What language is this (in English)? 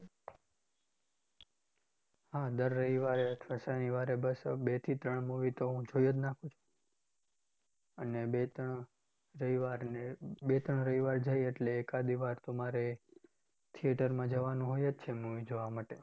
Gujarati